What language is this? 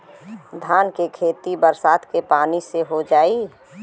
Bhojpuri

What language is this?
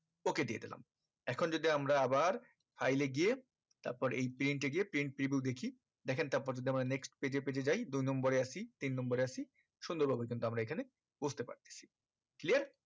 Bangla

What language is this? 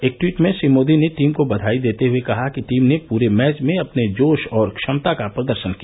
Hindi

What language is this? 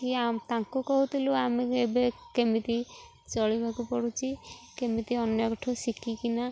Odia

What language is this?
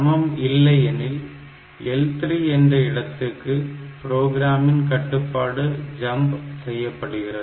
Tamil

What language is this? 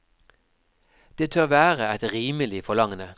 Norwegian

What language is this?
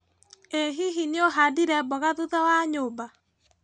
Kikuyu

